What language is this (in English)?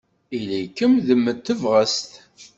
Kabyle